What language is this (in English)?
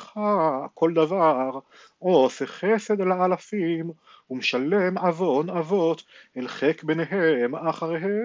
Hebrew